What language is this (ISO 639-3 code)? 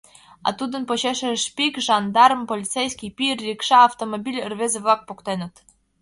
chm